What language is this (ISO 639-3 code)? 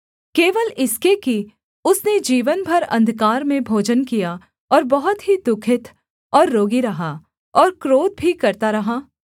hin